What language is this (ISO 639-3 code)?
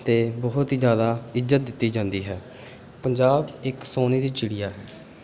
pan